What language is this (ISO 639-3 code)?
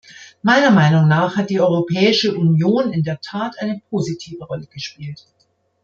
deu